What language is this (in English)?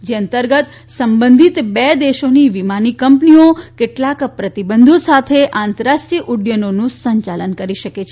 Gujarati